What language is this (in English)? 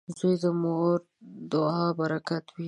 Pashto